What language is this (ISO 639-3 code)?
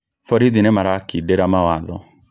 kik